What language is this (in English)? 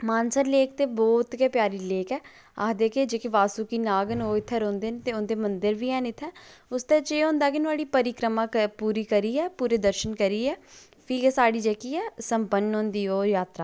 Dogri